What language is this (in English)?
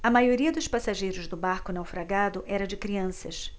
Portuguese